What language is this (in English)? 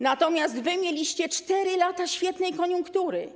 Polish